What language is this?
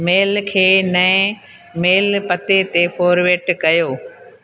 Sindhi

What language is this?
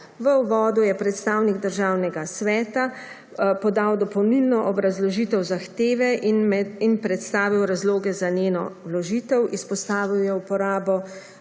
Slovenian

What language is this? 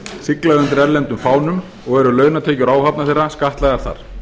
Icelandic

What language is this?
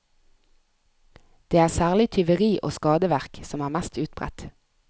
Norwegian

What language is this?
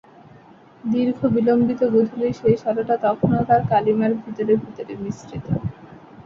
Bangla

